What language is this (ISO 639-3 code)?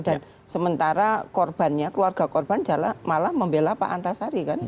ind